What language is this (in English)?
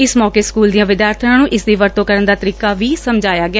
Punjabi